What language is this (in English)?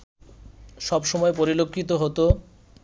Bangla